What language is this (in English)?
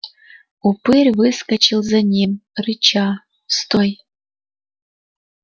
Russian